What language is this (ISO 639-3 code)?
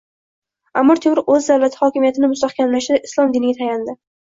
uzb